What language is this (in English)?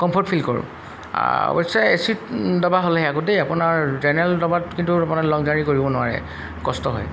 Assamese